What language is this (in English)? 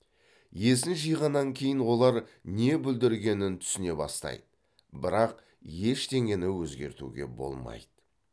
Kazakh